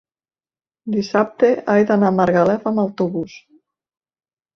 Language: Catalan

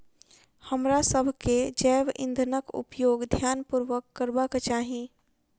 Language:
Maithili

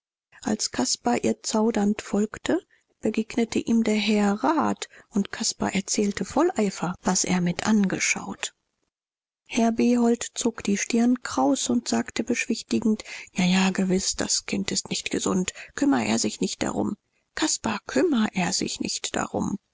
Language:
German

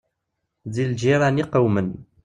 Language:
Kabyle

